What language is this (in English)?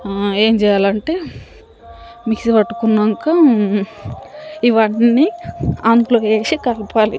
Telugu